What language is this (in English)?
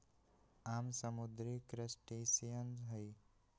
Magahi